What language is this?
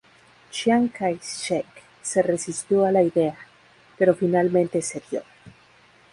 Spanish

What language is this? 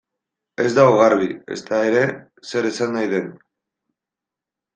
Basque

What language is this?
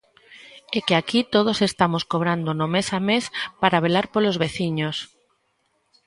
Galician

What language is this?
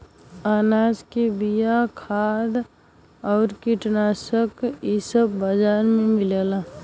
Bhojpuri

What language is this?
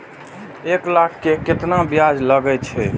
Maithili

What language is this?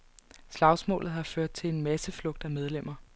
Danish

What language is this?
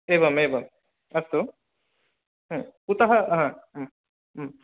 Sanskrit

